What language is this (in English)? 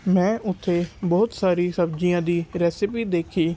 Punjabi